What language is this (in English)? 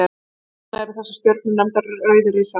Icelandic